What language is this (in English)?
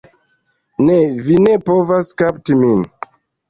Esperanto